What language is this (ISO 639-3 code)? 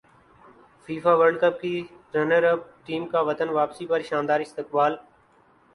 urd